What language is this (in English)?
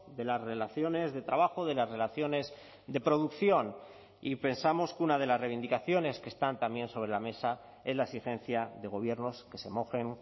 Spanish